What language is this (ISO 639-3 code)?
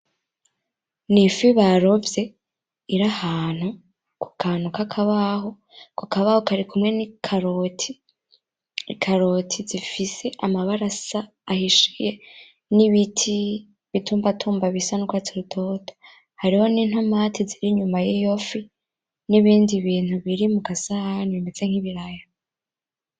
run